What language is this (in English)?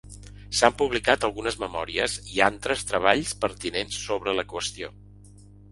Catalan